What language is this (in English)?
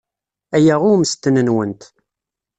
Kabyle